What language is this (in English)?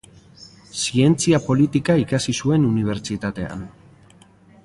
Basque